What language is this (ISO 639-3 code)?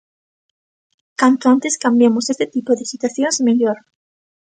glg